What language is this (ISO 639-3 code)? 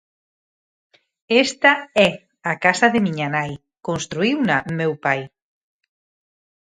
glg